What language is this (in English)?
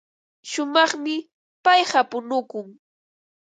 Ambo-Pasco Quechua